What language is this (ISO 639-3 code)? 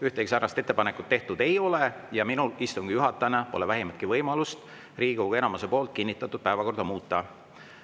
est